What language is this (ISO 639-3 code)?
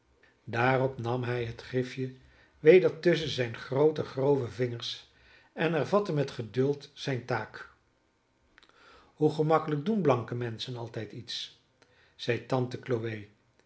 nld